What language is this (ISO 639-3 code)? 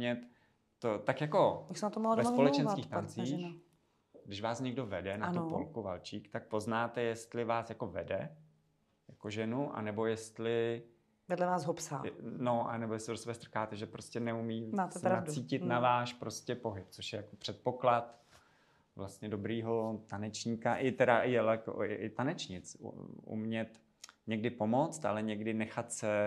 ces